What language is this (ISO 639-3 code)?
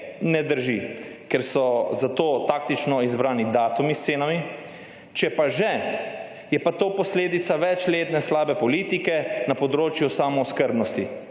slv